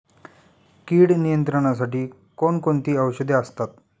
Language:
Marathi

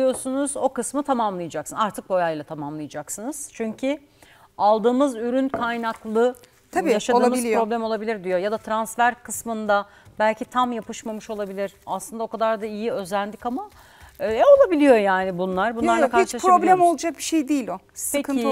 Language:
Turkish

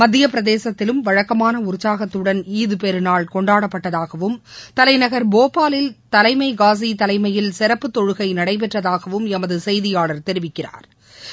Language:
Tamil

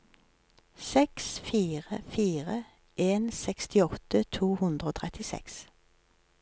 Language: Norwegian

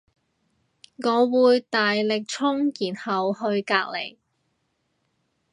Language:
Cantonese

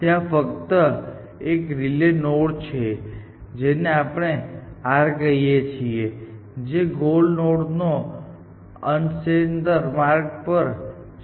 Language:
Gujarati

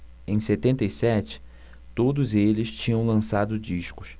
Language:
Portuguese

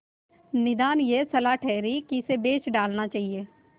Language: Hindi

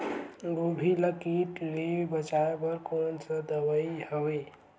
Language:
Chhattisgarhi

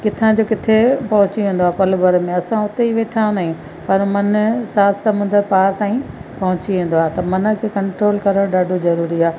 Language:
Sindhi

